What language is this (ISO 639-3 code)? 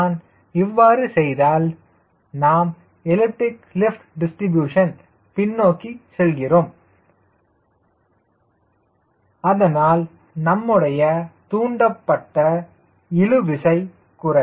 tam